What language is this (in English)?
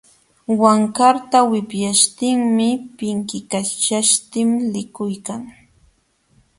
Jauja Wanca Quechua